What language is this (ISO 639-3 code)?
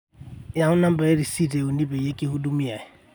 mas